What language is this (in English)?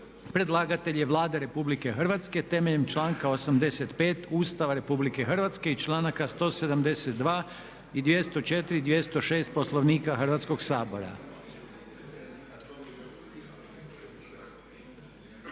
Croatian